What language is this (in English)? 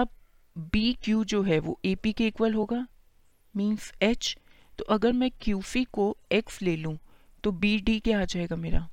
Hindi